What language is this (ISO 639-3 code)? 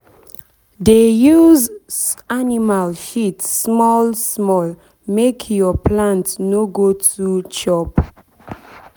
pcm